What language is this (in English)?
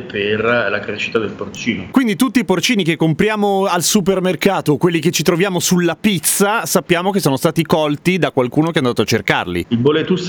Italian